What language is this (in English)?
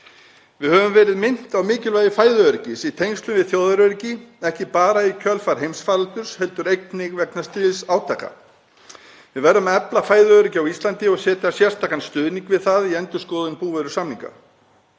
Icelandic